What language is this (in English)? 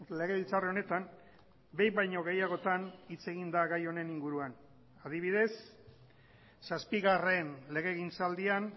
Basque